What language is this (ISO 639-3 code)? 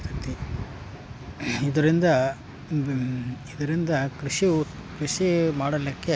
kan